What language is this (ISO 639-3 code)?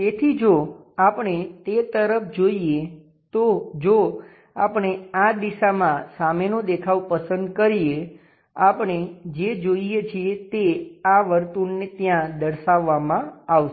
guj